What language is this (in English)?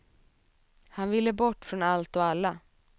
Swedish